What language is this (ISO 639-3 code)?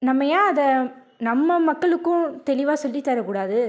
tam